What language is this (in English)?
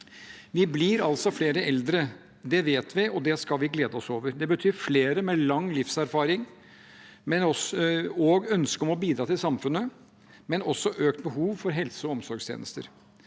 Norwegian